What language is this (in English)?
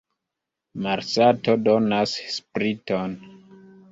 Esperanto